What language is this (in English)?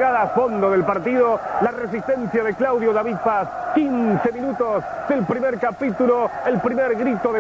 Spanish